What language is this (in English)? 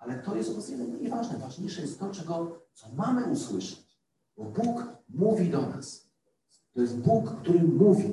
Polish